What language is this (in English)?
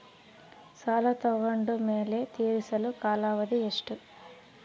Kannada